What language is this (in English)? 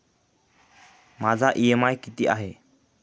Marathi